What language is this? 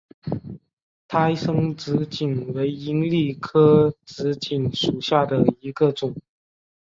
Chinese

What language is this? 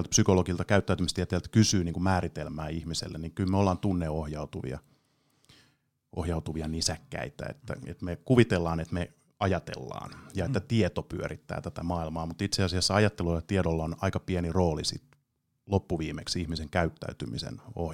Finnish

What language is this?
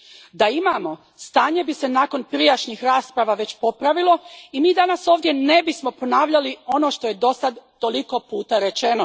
Croatian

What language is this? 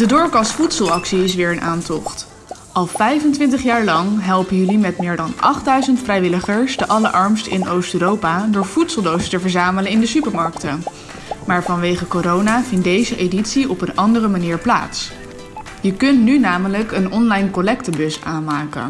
Dutch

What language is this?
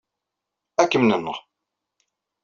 Kabyle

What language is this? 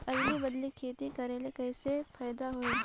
Chhattisgarhi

